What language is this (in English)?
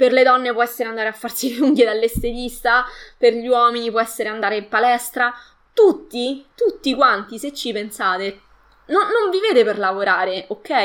Italian